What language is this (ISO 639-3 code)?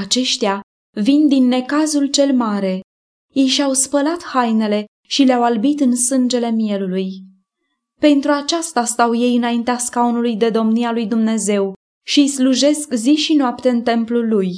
ron